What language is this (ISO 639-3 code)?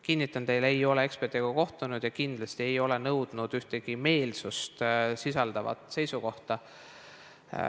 est